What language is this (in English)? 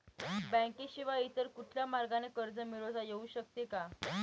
Marathi